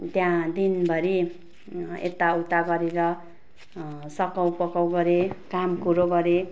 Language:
Nepali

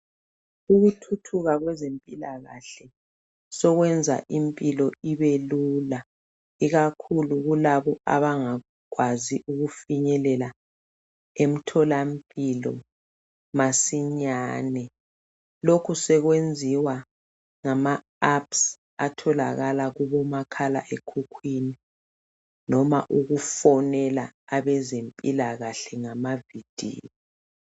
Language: North Ndebele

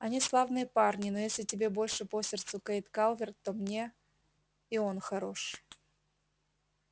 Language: Russian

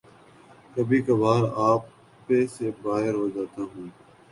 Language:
Urdu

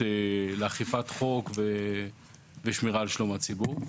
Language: Hebrew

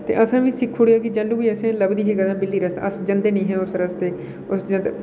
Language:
Dogri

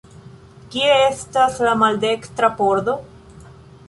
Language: Esperanto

